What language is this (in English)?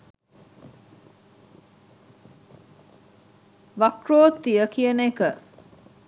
Sinhala